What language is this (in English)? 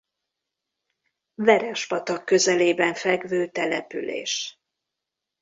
Hungarian